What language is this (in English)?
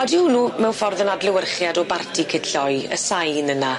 Welsh